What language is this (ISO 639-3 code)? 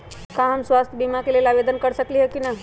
mag